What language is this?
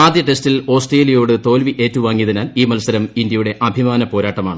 Malayalam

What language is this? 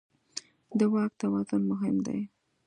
Pashto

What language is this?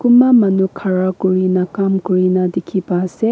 Naga Pidgin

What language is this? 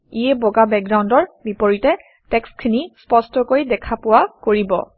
Assamese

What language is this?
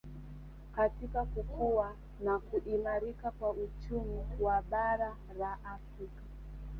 Swahili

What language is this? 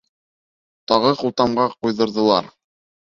Bashkir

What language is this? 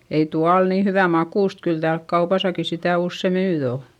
Finnish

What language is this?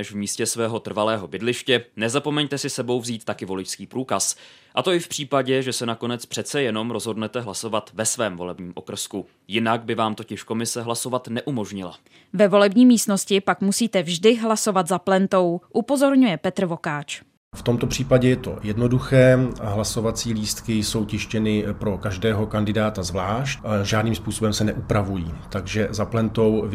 Czech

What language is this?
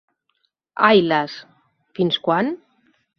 Catalan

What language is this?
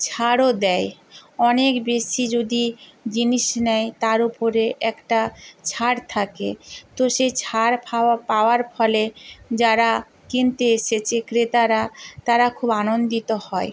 Bangla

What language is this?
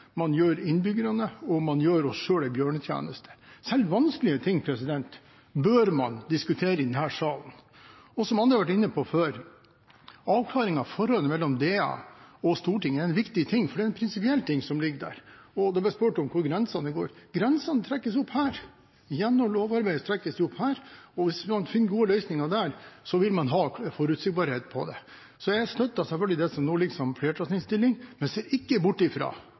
Norwegian Bokmål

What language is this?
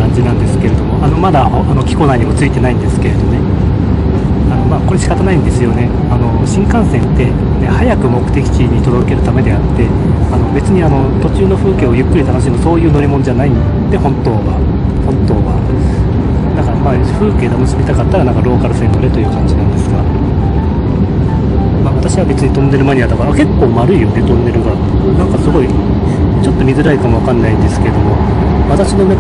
Japanese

